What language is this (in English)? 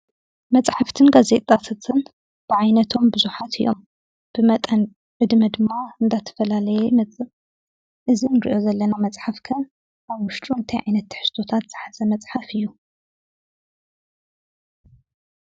Tigrinya